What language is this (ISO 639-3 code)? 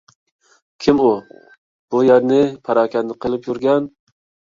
uig